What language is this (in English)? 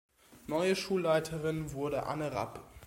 German